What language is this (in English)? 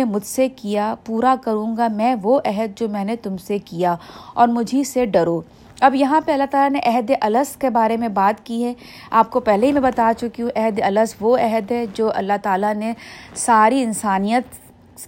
Urdu